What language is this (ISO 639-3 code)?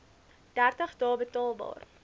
afr